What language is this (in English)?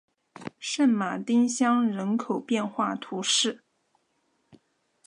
Chinese